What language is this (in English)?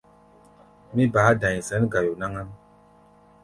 Gbaya